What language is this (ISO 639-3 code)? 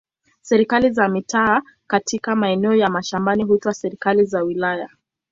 swa